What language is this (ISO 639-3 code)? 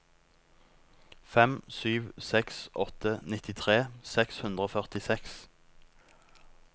nor